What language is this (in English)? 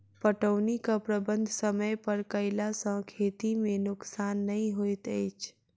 Maithili